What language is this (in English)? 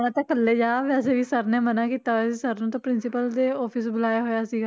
Punjabi